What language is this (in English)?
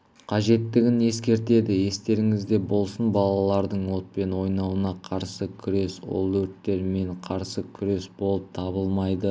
Kazakh